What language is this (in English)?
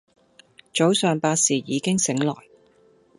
Cantonese